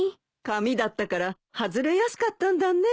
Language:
Japanese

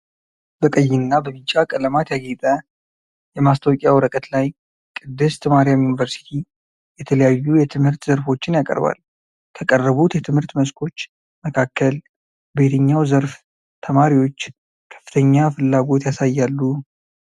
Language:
Amharic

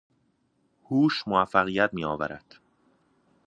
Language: Persian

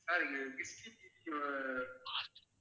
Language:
Tamil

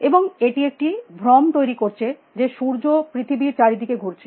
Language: Bangla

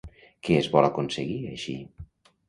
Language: Catalan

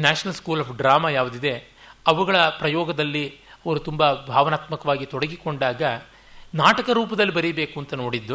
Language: Kannada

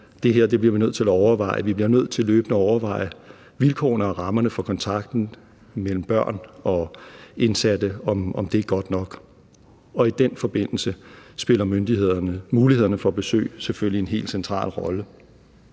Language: Danish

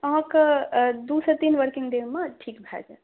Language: Maithili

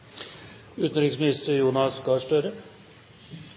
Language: Norwegian Bokmål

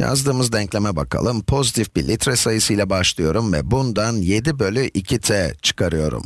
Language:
Turkish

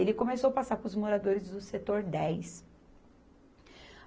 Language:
Portuguese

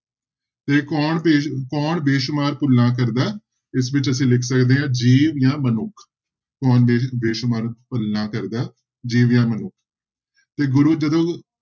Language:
Punjabi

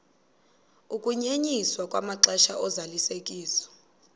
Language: Xhosa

